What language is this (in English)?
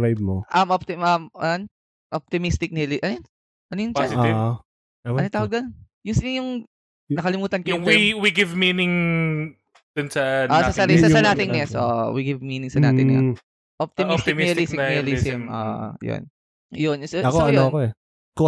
Filipino